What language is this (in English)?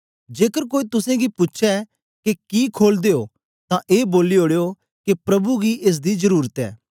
Dogri